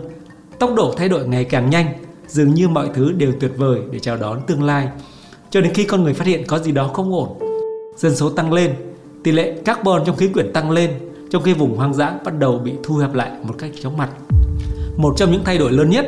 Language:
Vietnamese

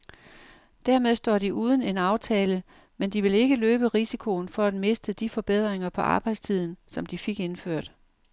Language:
Danish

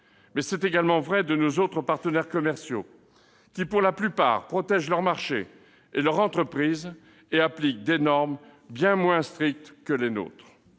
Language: French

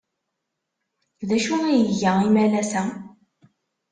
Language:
Kabyle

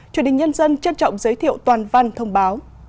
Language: Vietnamese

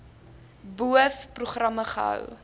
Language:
Afrikaans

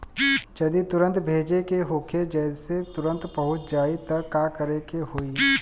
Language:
Bhojpuri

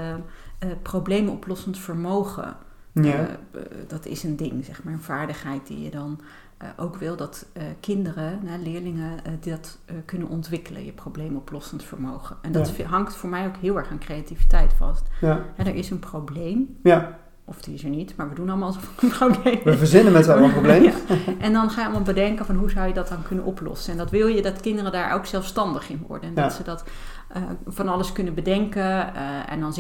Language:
Dutch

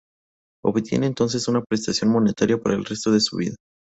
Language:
Spanish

